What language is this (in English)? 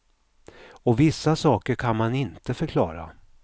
Swedish